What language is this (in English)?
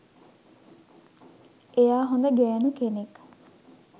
Sinhala